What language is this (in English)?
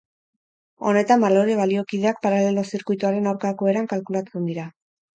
Basque